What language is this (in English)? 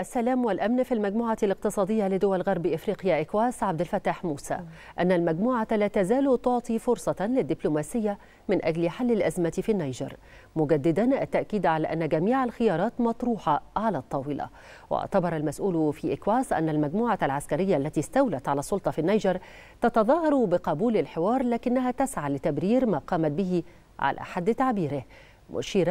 Arabic